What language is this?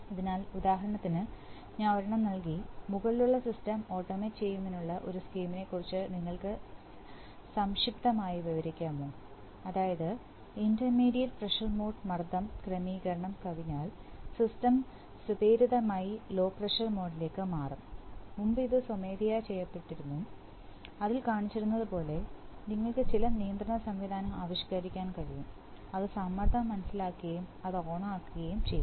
Malayalam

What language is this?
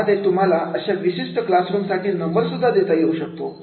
Marathi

